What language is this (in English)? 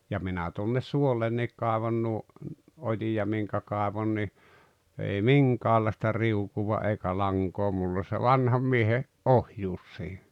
Finnish